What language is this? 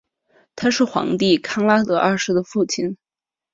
Chinese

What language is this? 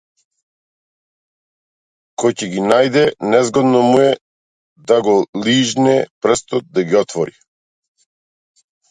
Macedonian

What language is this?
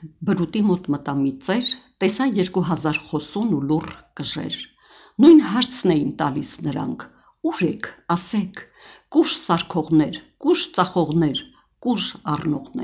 Romanian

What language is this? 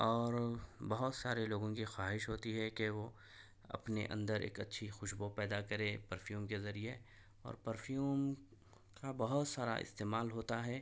Urdu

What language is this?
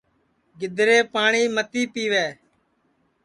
Sansi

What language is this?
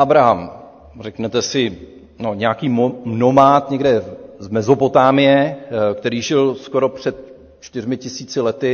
Czech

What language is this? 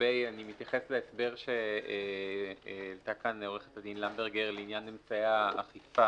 Hebrew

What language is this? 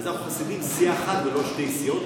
Hebrew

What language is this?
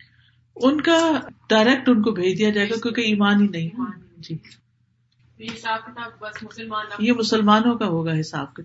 Urdu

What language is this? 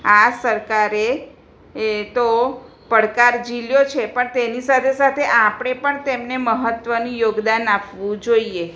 Gujarati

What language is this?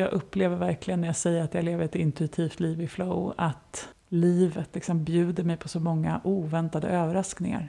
Swedish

